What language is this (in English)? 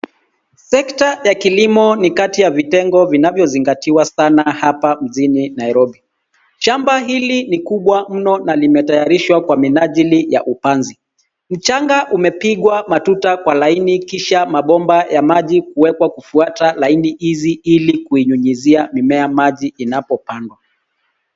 Swahili